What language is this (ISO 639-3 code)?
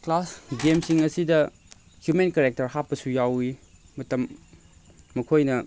mni